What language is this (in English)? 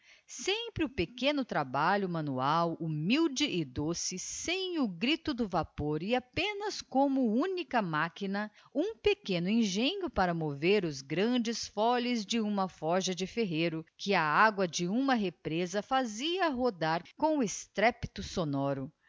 Portuguese